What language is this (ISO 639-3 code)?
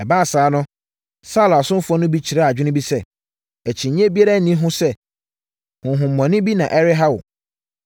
aka